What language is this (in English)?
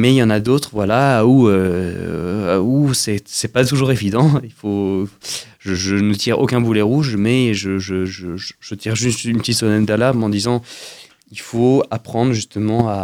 French